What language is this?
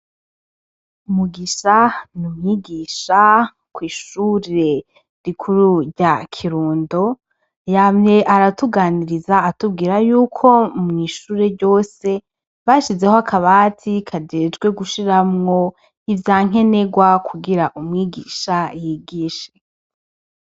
Rundi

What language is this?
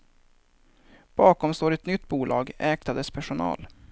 Swedish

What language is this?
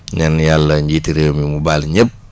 Wolof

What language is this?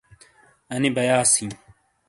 Shina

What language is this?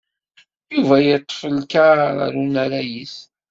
Kabyle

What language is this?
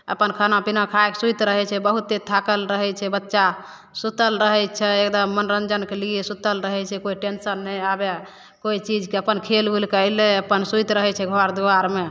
Maithili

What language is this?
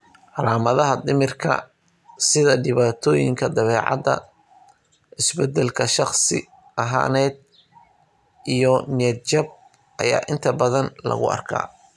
Somali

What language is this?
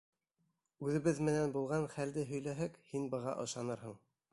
Bashkir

